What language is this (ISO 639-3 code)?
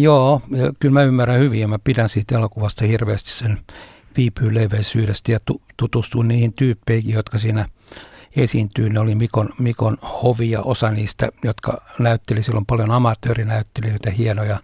fin